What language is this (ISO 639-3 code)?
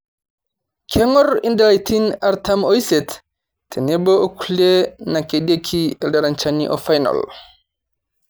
mas